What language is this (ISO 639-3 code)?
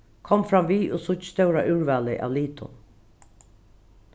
fao